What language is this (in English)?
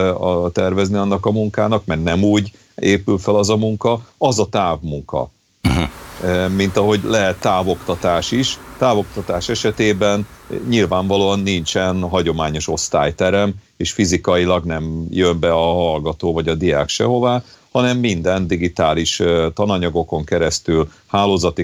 Hungarian